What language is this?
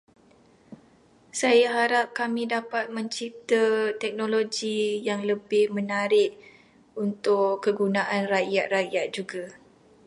Malay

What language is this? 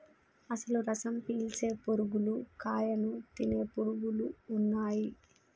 Telugu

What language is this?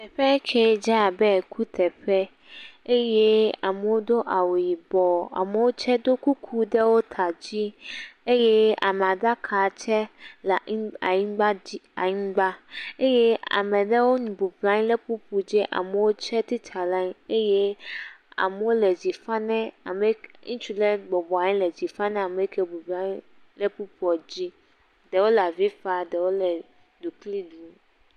Ewe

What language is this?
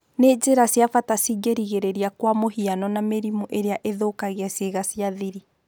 Kikuyu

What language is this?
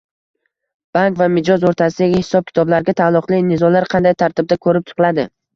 Uzbek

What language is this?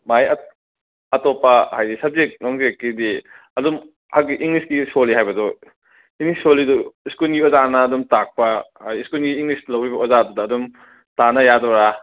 Manipuri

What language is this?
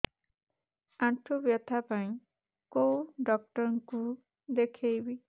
Odia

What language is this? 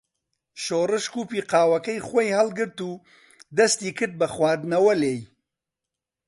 Central Kurdish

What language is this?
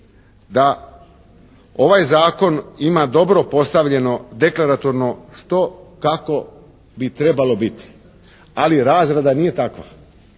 Croatian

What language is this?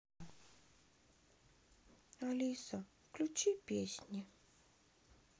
Russian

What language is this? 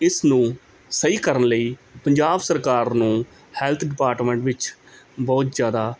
Punjabi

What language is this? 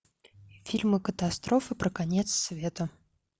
Russian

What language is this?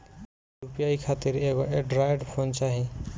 Bhojpuri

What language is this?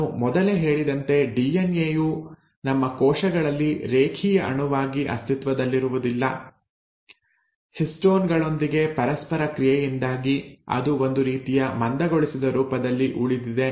Kannada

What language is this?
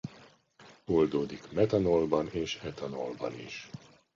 Hungarian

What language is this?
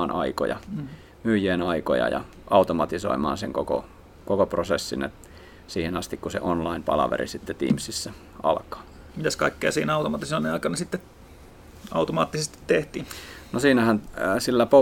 Finnish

